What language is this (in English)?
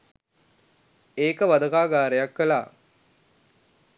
Sinhala